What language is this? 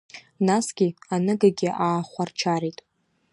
Abkhazian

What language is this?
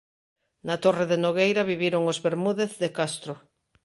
Galician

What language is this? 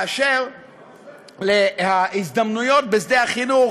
Hebrew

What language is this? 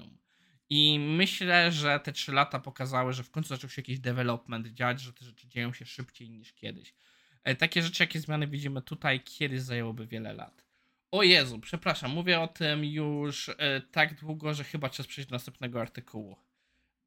Polish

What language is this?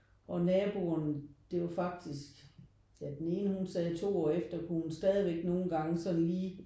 Danish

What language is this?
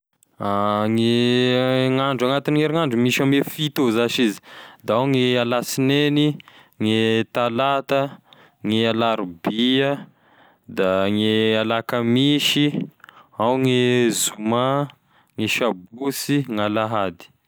Tesaka Malagasy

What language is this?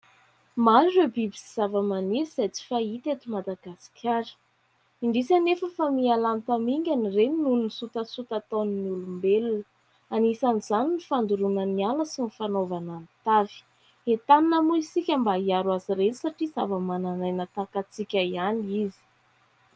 Malagasy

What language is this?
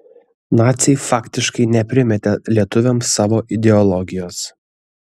Lithuanian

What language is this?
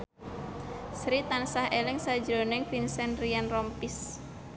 Javanese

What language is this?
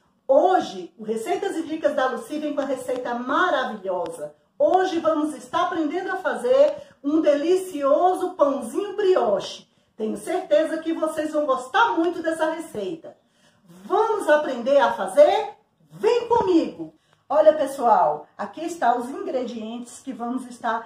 Portuguese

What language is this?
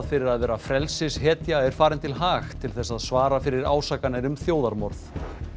Icelandic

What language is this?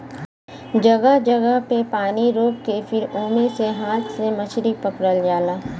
Bhojpuri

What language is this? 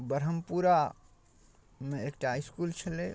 Maithili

